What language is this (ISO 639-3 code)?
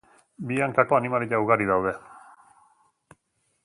eus